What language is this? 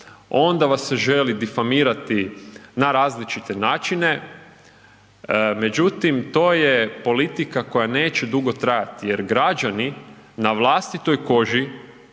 Croatian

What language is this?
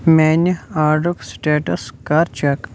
Kashmiri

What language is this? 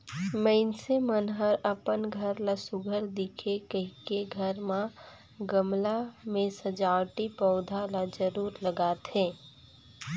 Chhattisgarhi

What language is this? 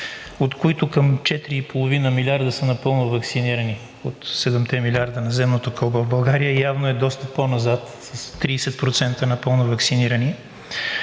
Bulgarian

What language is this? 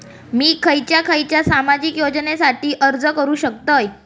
Marathi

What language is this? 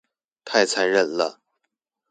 Chinese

